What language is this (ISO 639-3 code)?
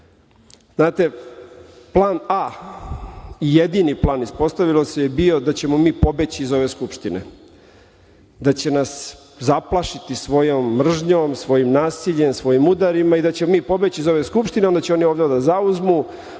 srp